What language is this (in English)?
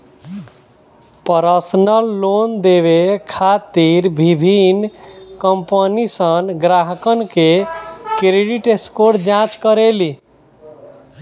Bhojpuri